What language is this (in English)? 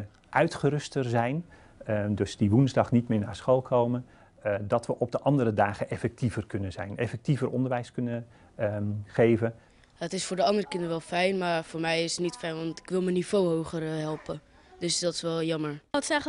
Dutch